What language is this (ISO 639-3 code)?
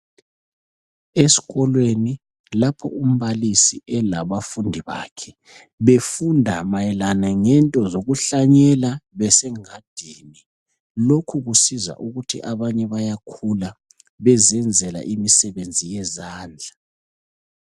nde